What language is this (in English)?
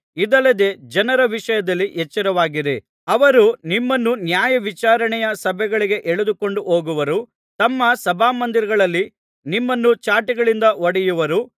Kannada